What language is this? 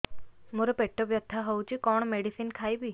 Odia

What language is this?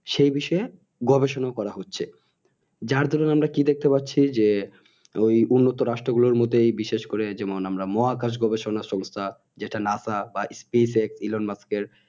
Bangla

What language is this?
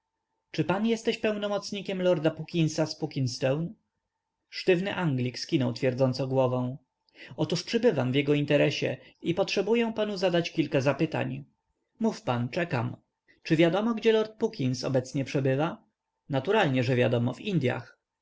Polish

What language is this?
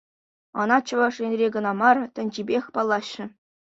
Chuvash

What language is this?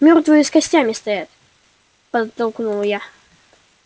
Russian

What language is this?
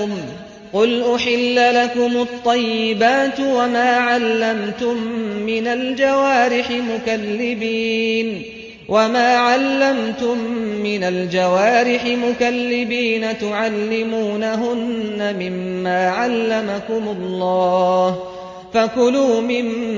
Arabic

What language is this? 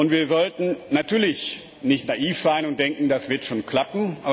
German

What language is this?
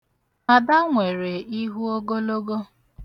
Igbo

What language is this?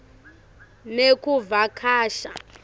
Swati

